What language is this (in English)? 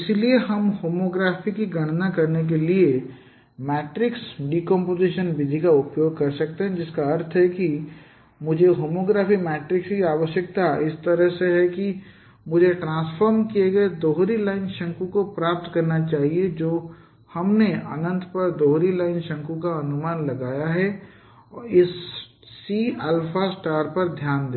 Hindi